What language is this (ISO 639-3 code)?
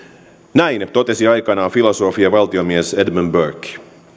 fin